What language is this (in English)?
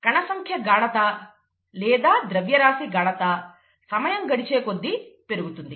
Telugu